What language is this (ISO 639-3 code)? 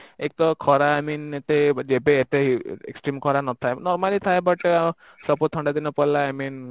ori